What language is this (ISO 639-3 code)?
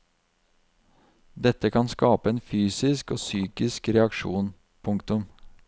nor